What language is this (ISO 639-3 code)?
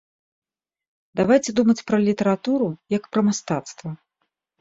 bel